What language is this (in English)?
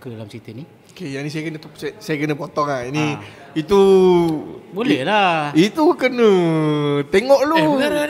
Malay